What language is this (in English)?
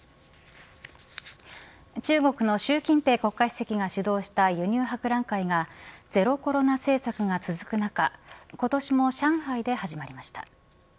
Japanese